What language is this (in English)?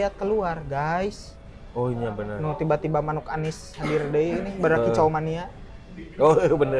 Indonesian